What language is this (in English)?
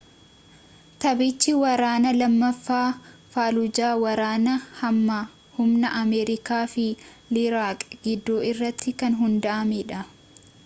Oromo